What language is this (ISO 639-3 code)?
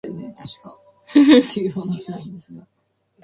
jpn